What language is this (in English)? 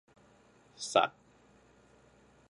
Thai